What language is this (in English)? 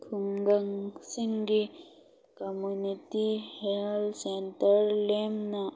Manipuri